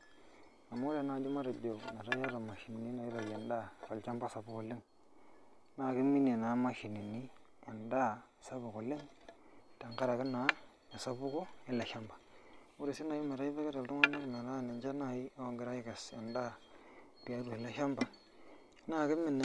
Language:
Masai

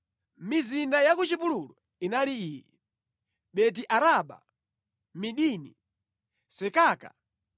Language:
Nyanja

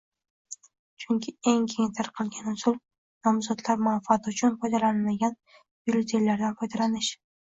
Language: Uzbek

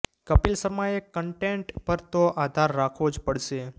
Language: Gujarati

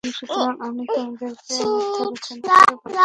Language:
Bangla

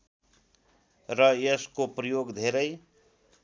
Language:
Nepali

